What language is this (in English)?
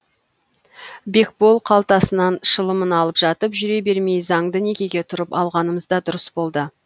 Kazakh